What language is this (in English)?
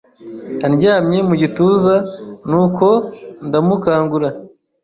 Kinyarwanda